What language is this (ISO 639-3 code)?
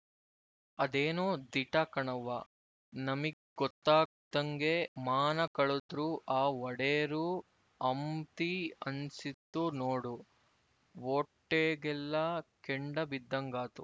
kan